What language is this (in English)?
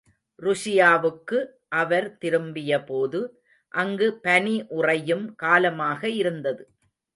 Tamil